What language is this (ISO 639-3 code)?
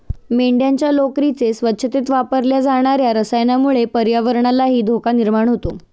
mar